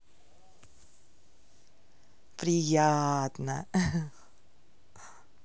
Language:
Russian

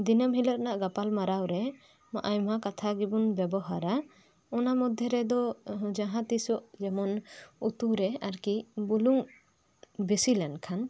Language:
Santali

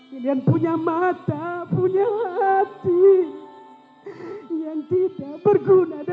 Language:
Indonesian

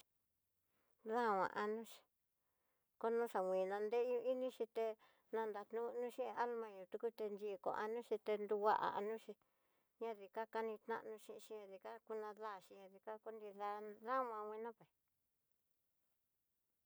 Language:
Tidaá Mixtec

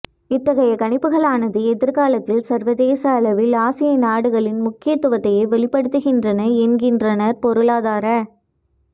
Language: Tamil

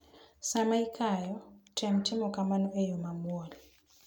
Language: Luo (Kenya and Tanzania)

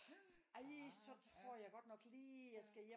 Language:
Danish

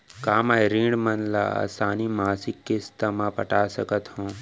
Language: Chhattisgarhi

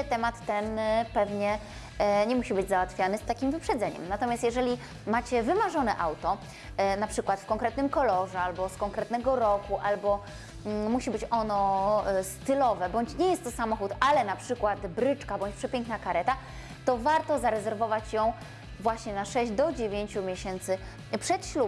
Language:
Polish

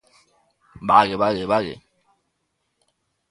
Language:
Galician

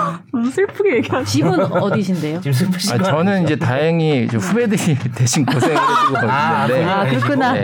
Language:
Korean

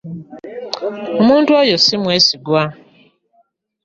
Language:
Ganda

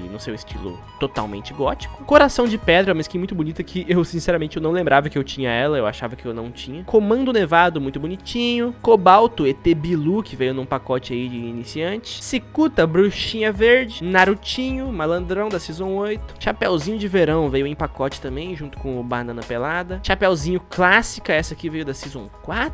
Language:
Portuguese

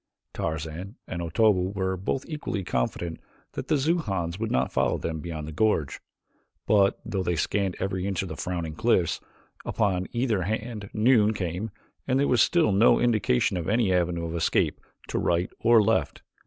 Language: English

